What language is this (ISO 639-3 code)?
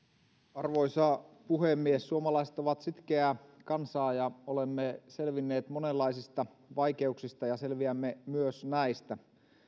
fin